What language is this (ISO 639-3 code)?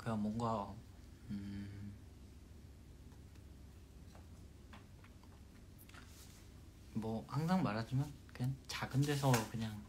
kor